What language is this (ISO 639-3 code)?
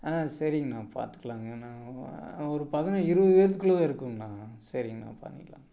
tam